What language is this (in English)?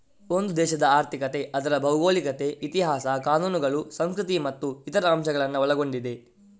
Kannada